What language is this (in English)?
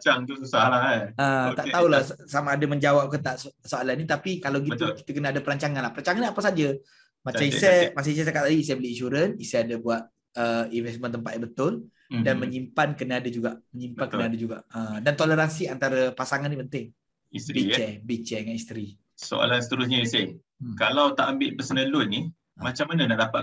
Malay